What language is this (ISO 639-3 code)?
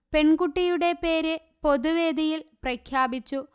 mal